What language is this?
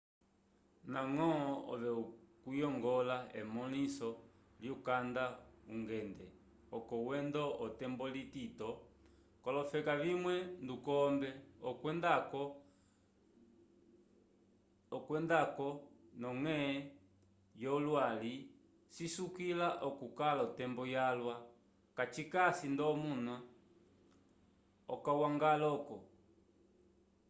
Umbundu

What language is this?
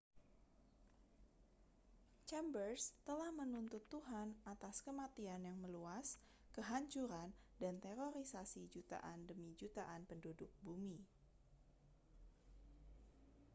Indonesian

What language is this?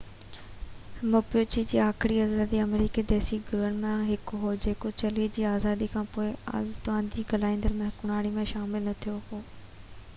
Sindhi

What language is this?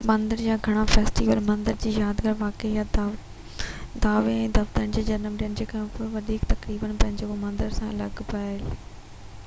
Sindhi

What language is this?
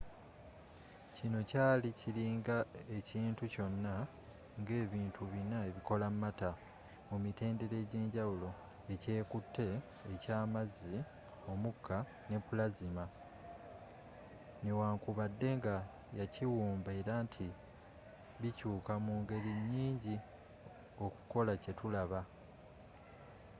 Ganda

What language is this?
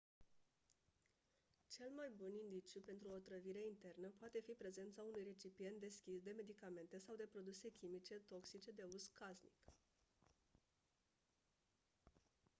Romanian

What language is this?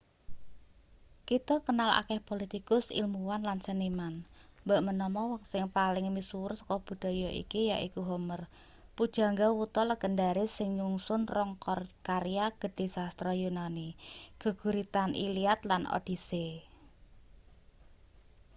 Javanese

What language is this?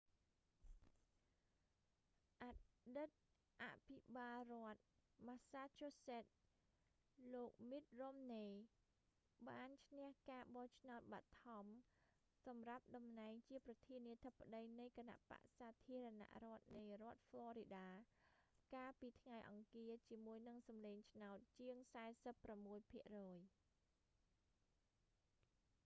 Khmer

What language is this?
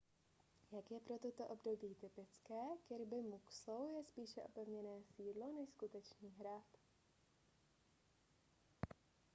Czech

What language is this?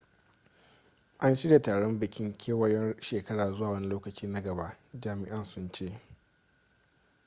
Hausa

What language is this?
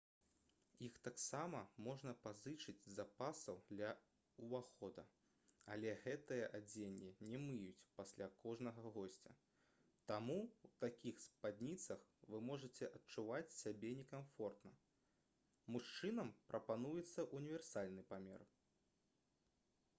Belarusian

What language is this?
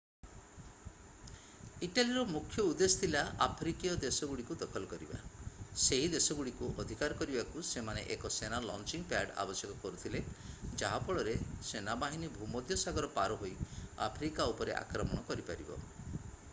Odia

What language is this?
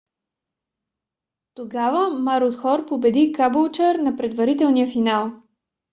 Bulgarian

